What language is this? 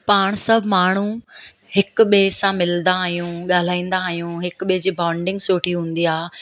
Sindhi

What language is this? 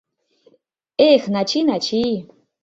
Mari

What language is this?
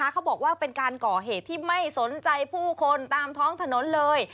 Thai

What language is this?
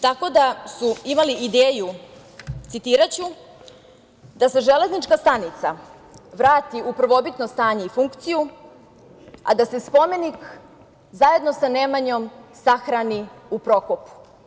Serbian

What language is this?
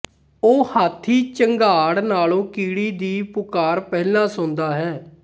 Punjabi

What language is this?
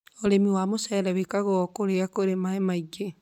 Kikuyu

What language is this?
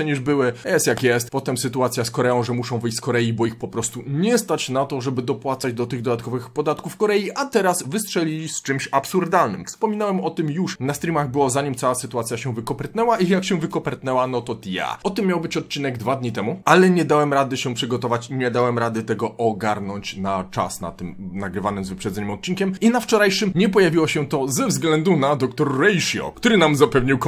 Polish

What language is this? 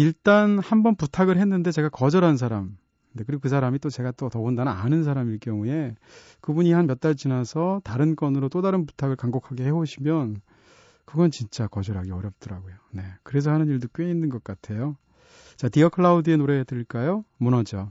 Korean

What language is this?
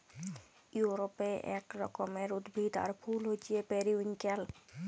Bangla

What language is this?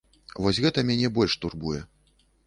Belarusian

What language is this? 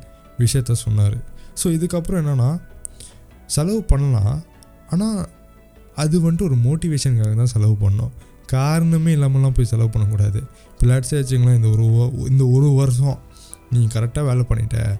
Tamil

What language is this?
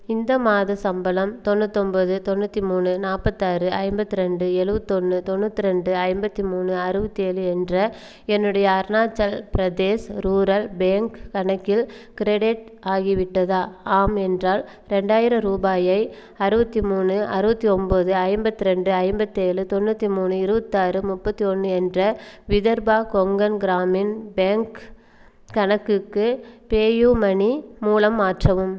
Tamil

